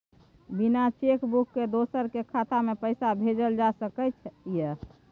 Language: Maithili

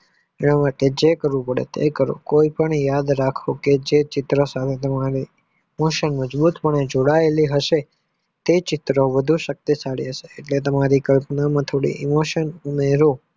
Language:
Gujarati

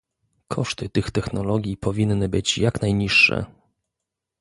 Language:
Polish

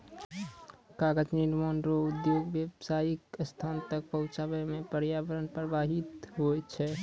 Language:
Maithili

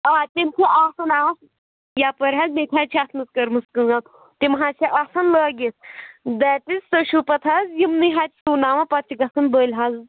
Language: Kashmiri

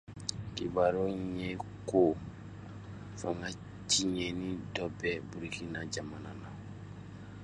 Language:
Dyula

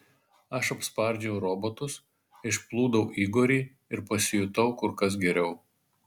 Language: Lithuanian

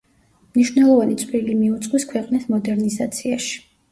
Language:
Georgian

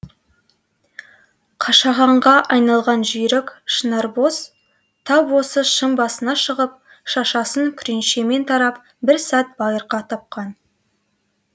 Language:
Kazakh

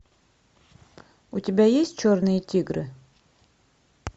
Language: Russian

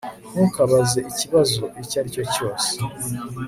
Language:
Kinyarwanda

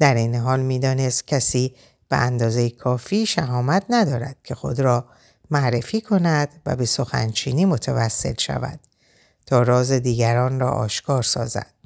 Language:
Persian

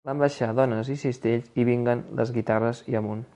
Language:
Catalan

